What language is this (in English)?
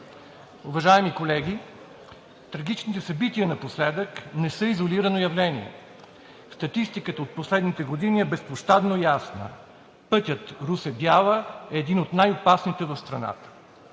Bulgarian